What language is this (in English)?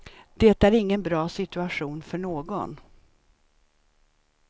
Swedish